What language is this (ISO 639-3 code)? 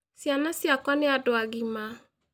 kik